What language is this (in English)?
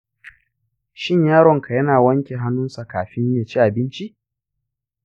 Hausa